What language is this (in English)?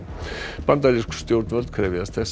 Icelandic